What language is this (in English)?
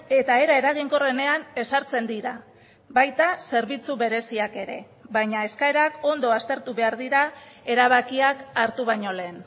Basque